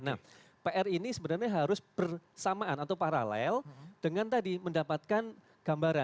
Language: Indonesian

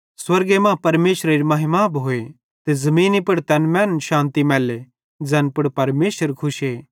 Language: Bhadrawahi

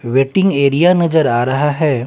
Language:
Hindi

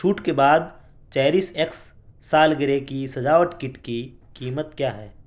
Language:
Urdu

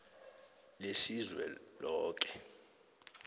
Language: South Ndebele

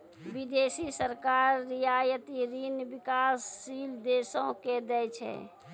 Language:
Maithili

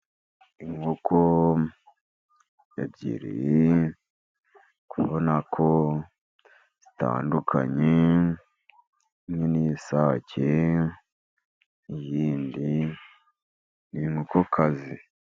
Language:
Kinyarwanda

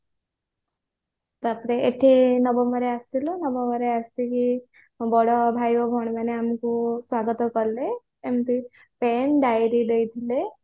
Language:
Odia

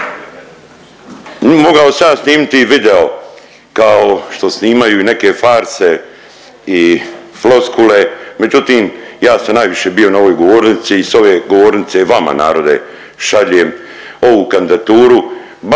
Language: Croatian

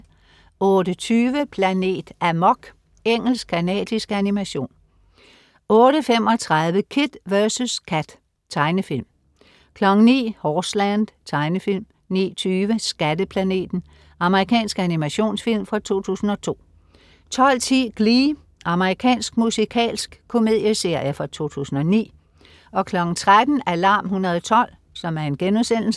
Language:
Danish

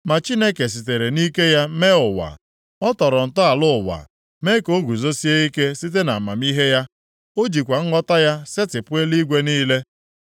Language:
Igbo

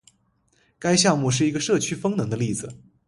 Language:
Chinese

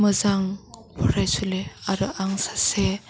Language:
Bodo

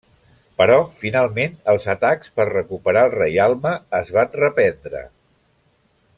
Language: Catalan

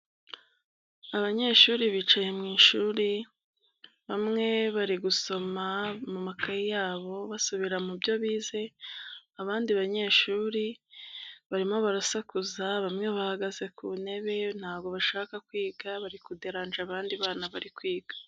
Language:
Kinyarwanda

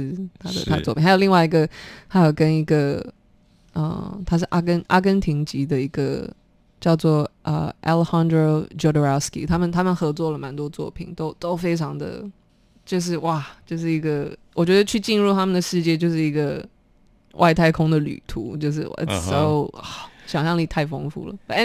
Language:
Chinese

